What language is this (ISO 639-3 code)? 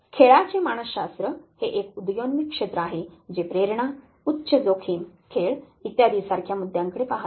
mar